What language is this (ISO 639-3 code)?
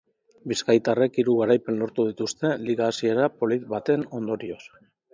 eus